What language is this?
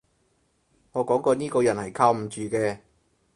Cantonese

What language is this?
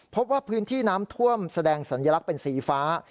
Thai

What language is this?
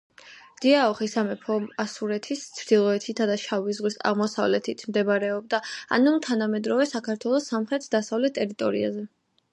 Georgian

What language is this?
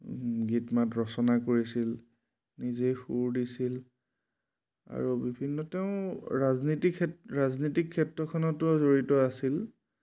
Assamese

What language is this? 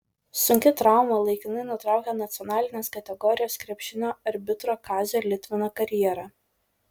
Lithuanian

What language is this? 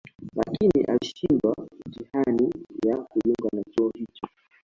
Swahili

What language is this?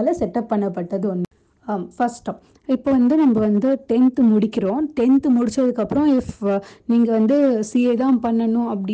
Tamil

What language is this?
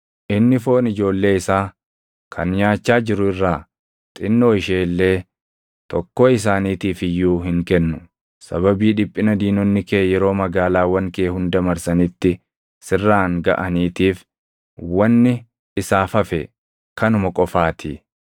Oromo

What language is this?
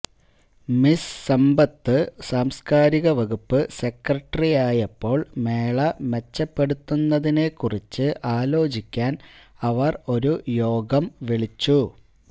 Malayalam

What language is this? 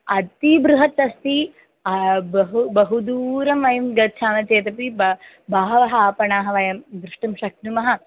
Sanskrit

